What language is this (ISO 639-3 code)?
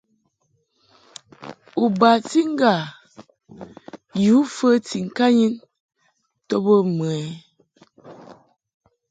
mhk